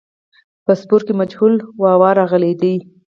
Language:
Pashto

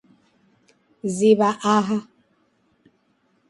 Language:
Taita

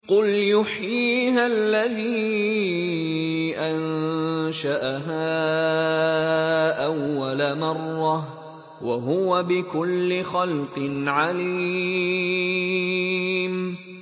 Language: Arabic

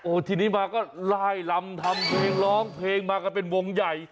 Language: Thai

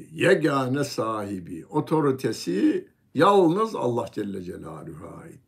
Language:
Turkish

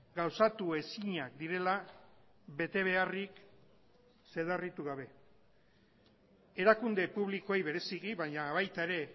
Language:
Basque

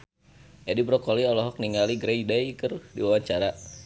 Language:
Sundanese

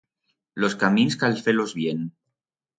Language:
Aragonese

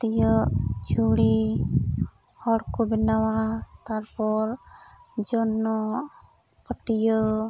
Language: Santali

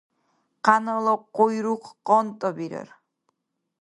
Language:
Dargwa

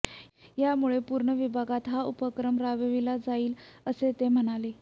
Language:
Marathi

